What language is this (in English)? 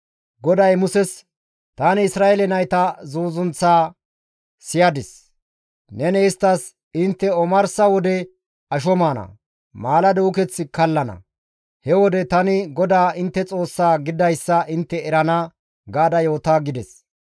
Gamo